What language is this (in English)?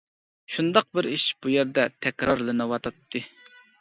Uyghur